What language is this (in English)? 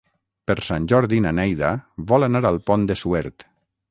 Catalan